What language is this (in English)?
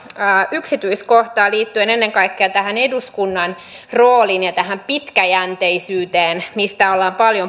Finnish